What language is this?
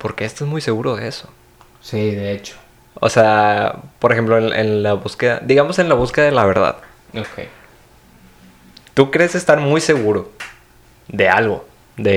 Spanish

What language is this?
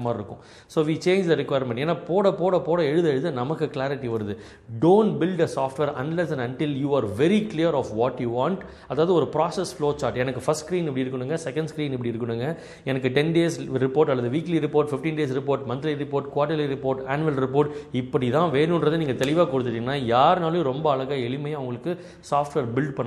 Tamil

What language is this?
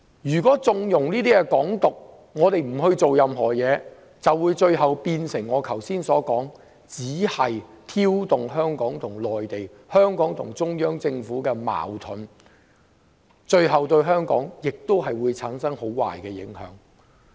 Cantonese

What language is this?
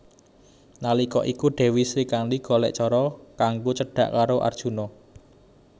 Javanese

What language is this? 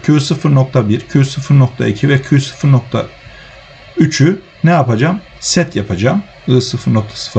Turkish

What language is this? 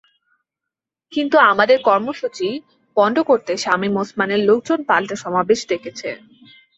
Bangla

